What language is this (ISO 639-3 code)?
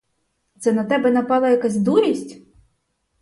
ukr